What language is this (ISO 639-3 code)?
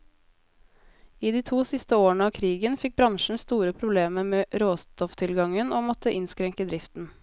nor